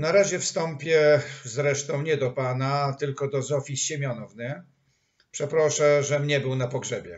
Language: Polish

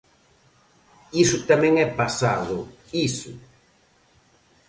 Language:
Galician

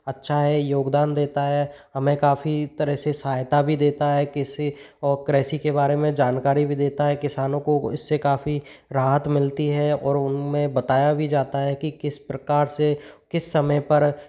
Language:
Hindi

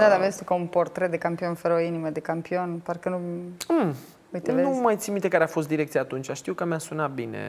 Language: Romanian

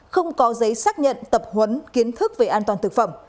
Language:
Vietnamese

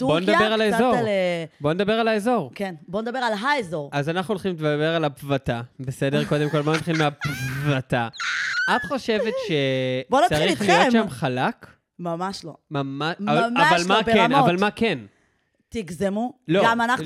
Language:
Hebrew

